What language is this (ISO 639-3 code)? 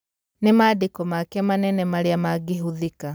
kik